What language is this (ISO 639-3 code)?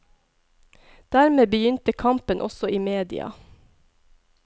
nor